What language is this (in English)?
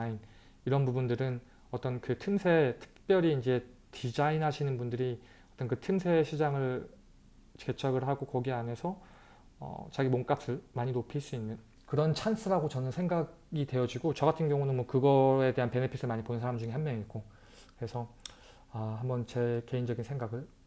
Korean